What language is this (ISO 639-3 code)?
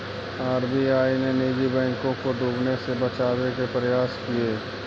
mag